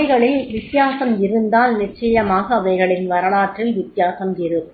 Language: Tamil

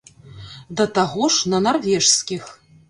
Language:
Belarusian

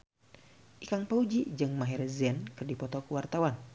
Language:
Sundanese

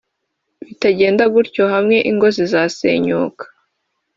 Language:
Kinyarwanda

